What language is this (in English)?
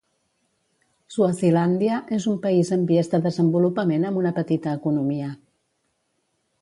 Catalan